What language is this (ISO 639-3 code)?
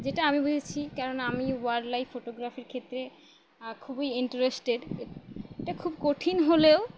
ben